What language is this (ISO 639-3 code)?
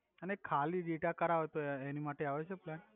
guj